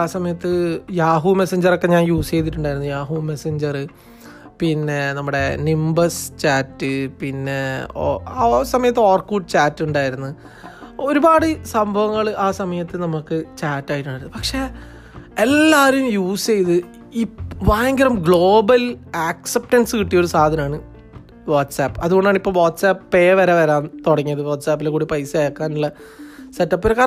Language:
Malayalam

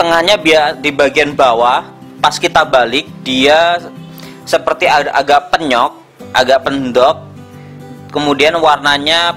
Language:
Indonesian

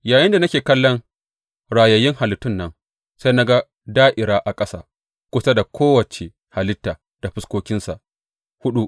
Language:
Hausa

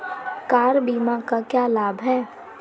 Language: Hindi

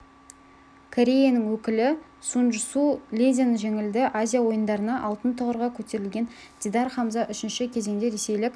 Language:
Kazakh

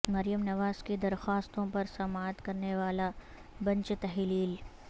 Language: Urdu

